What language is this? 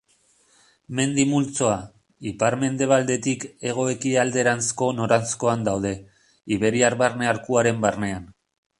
Basque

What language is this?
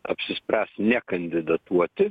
Lithuanian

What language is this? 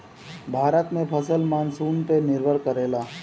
Bhojpuri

